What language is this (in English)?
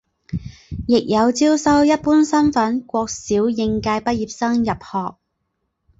Chinese